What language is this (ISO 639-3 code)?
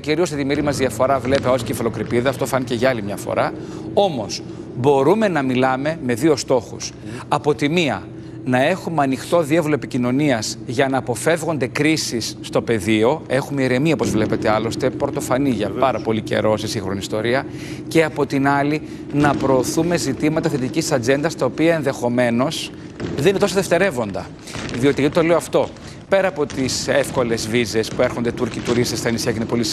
ell